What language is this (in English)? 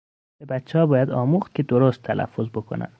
Persian